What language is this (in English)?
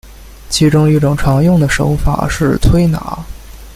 Chinese